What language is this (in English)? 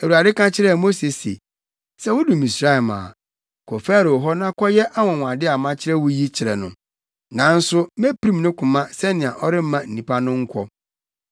Akan